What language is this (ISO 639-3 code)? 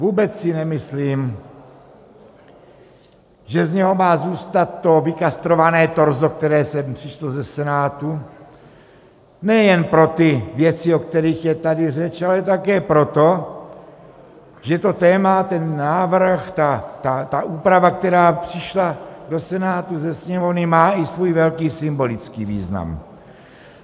ces